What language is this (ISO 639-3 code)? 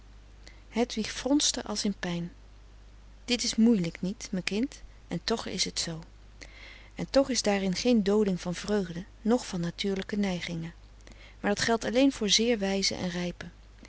nld